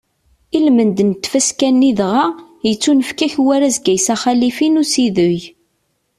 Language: Kabyle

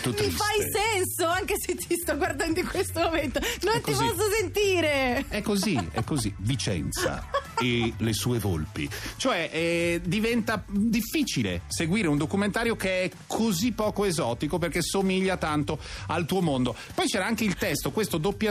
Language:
Italian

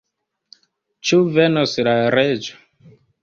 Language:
Esperanto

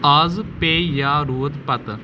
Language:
Kashmiri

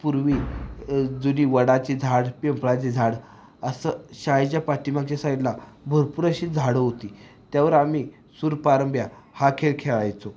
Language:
Marathi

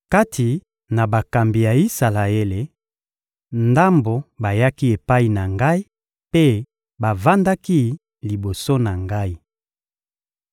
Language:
Lingala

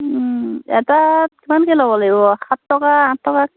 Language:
Assamese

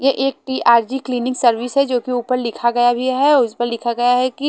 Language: Hindi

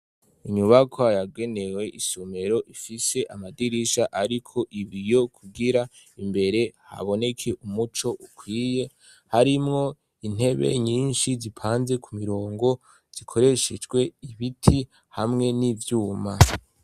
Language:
Rundi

